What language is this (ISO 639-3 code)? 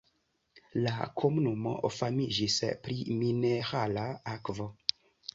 epo